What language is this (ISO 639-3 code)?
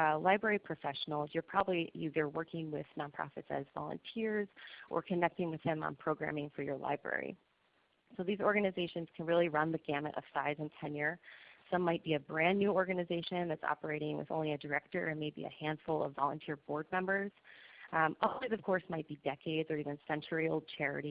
eng